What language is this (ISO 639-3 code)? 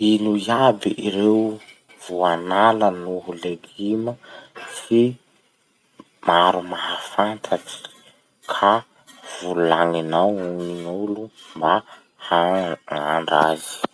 msh